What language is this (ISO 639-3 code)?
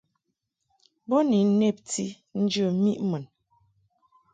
mhk